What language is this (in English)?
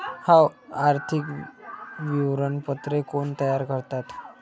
Marathi